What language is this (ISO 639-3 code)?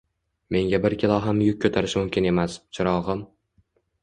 uzb